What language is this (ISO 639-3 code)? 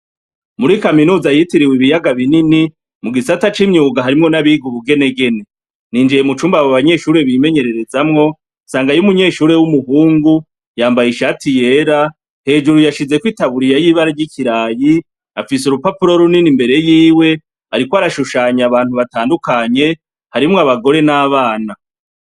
run